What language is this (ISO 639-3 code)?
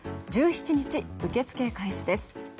jpn